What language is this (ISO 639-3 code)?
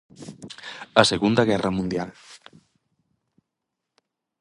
glg